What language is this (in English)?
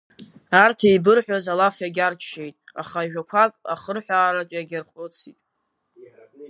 Abkhazian